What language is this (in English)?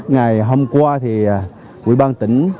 Vietnamese